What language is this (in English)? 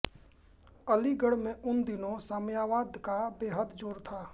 Hindi